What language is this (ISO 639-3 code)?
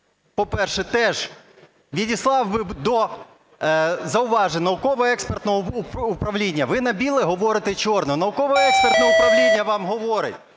ukr